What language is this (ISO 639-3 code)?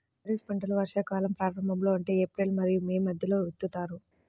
tel